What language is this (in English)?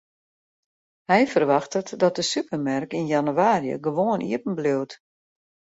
Western Frisian